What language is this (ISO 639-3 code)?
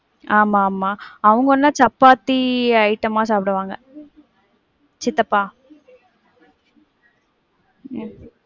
tam